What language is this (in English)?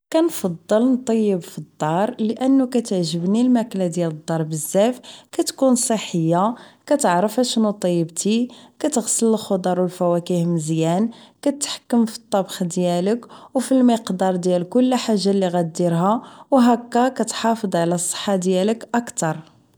Moroccan Arabic